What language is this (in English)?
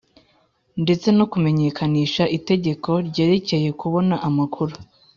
Kinyarwanda